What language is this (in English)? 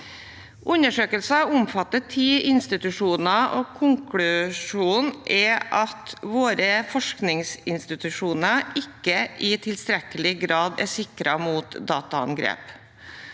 Norwegian